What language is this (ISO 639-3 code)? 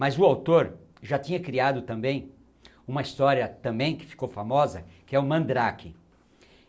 por